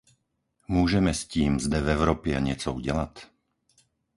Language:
Czech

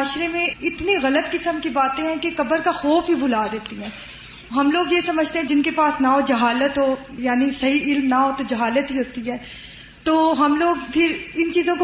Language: Urdu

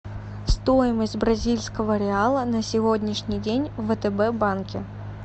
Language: Russian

